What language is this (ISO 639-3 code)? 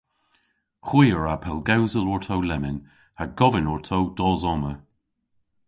cor